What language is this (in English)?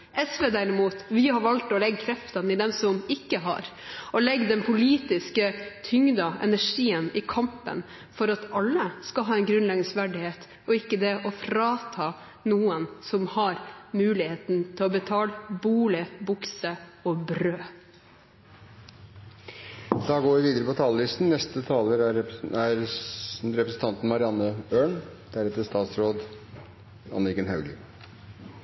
Norwegian